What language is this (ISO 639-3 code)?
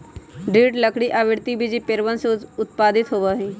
mag